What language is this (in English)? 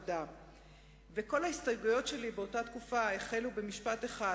Hebrew